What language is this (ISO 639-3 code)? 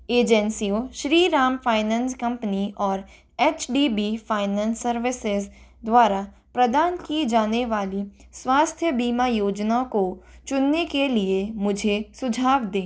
hin